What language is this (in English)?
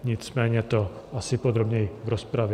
Czech